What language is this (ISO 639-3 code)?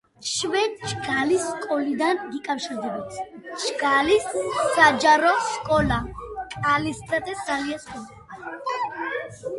kat